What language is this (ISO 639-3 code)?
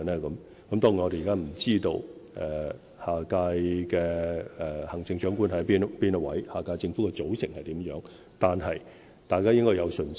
yue